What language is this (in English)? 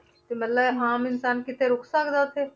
Punjabi